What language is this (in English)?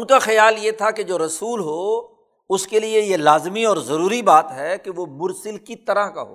Urdu